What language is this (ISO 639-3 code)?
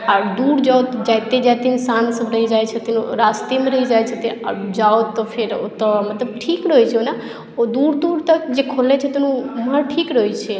mai